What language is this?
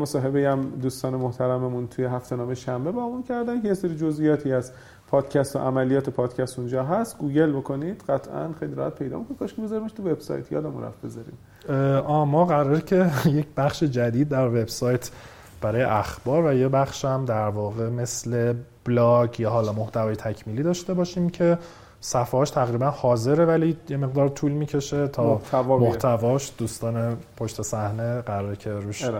Persian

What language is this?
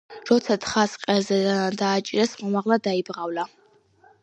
Georgian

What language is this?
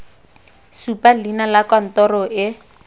Tswana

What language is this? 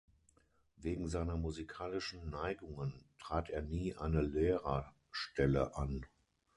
German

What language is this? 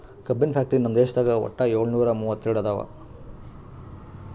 Kannada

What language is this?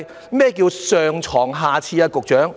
Cantonese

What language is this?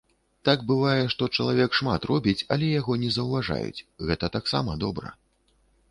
Belarusian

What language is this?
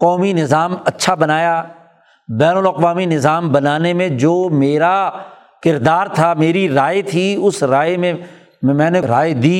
Urdu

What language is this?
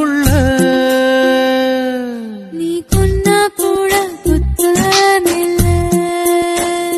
Romanian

